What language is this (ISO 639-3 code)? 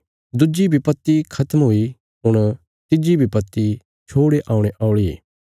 kfs